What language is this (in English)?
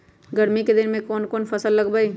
Magahi